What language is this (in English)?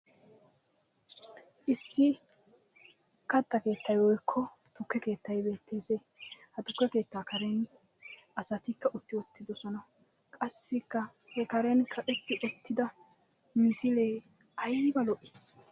Wolaytta